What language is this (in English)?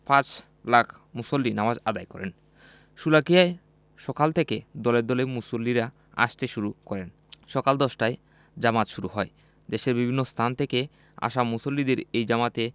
Bangla